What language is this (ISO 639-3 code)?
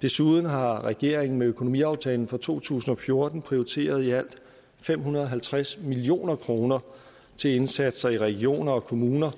dan